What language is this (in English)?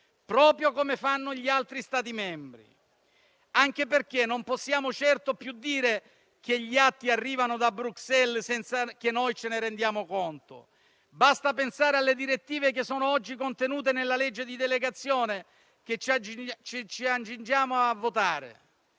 Italian